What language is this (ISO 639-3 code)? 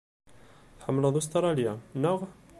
kab